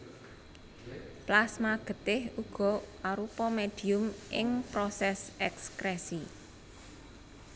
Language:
Javanese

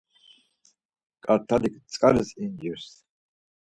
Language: Laz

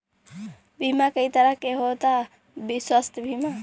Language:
Bhojpuri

